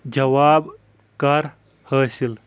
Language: Kashmiri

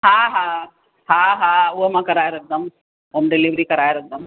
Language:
Sindhi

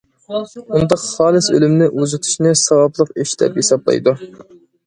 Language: Uyghur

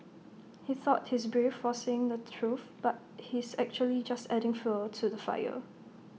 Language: English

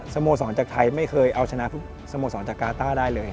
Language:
Thai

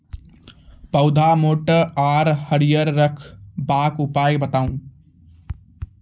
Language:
Maithili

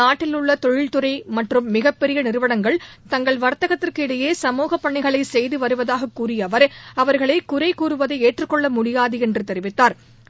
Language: Tamil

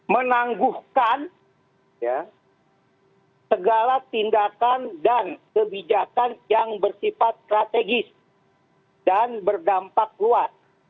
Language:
Indonesian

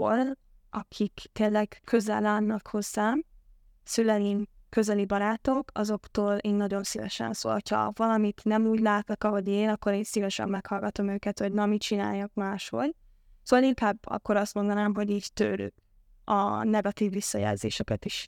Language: Hungarian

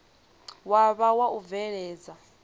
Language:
Venda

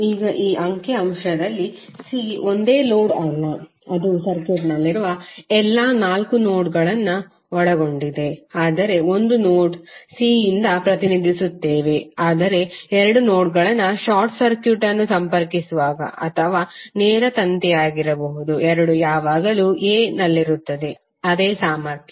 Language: Kannada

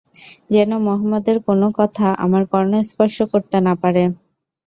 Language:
Bangla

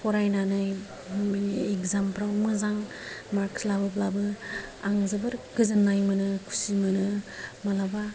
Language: Bodo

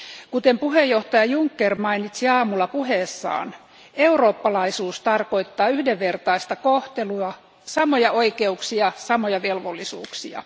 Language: Finnish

